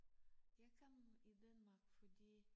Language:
Danish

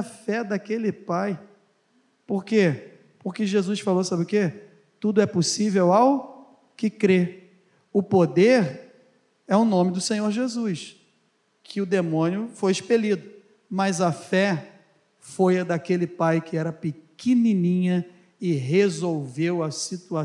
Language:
Portuguese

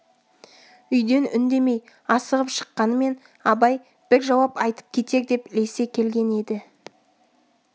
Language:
Kazakh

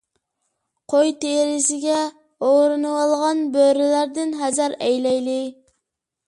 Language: Uyghur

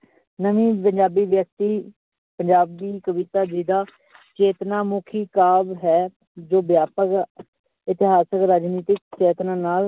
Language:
Punjabi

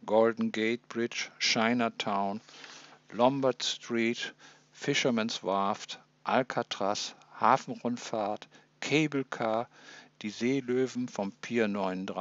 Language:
German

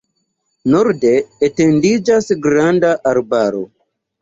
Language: Esperanto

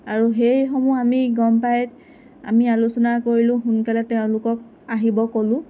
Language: Assamese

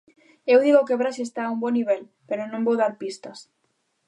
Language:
Galician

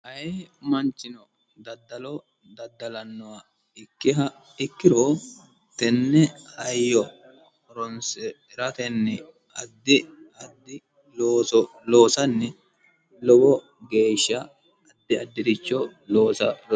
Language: Sidamo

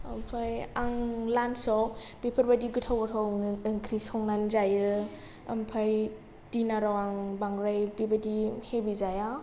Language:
Bodo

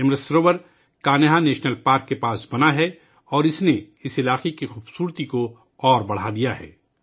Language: Urdu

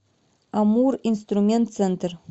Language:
Russian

